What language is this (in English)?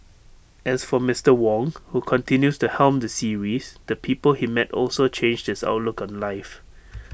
English